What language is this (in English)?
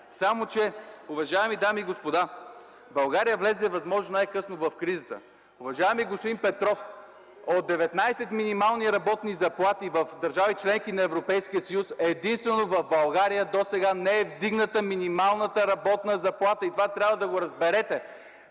Bulgarian